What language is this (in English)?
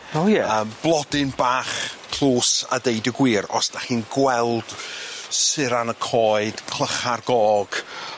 Welsh